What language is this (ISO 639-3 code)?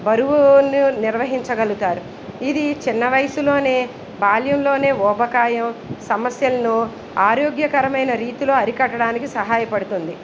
tel